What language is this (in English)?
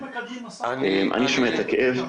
Hebrew